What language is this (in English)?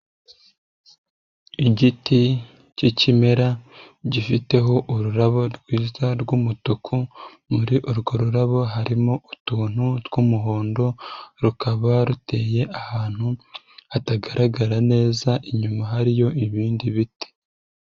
Kinyarwanda